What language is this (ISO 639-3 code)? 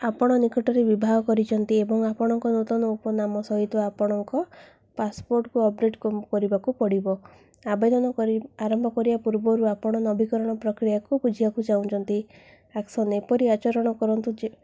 ori